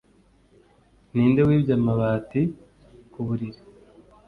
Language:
Kinyarwanda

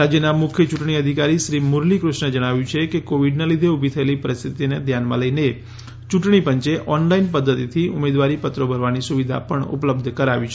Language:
Gujarati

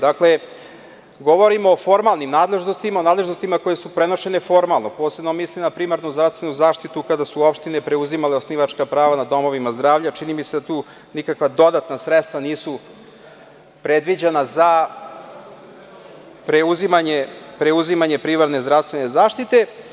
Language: Serbian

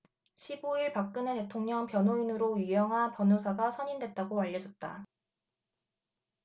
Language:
Korean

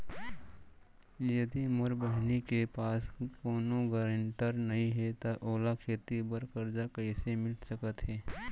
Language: Chhattisgarhi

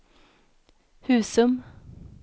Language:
Swedish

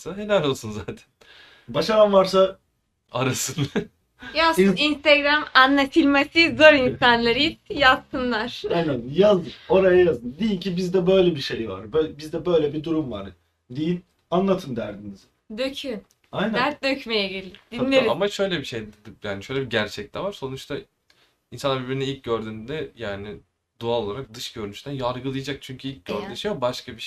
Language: Turkish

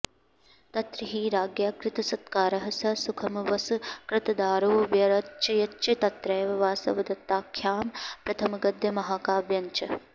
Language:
Sanskrit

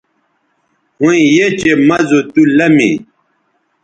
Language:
Bateri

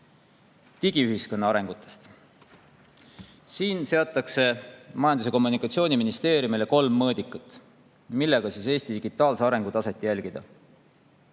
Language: Estonian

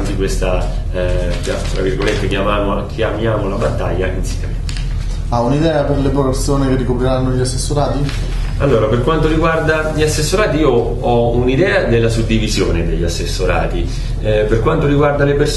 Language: Italian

